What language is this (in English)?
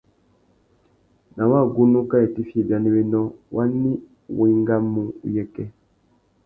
Tuki